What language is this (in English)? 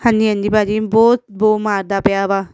Punjabi